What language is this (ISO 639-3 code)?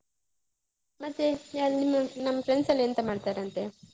kan